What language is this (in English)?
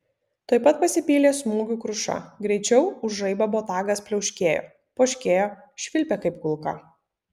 Lithuanian